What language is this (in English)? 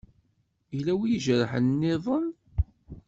Kabyle